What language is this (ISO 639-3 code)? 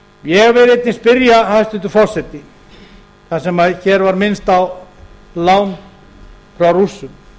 isl